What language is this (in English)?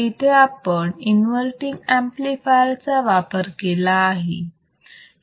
Marathi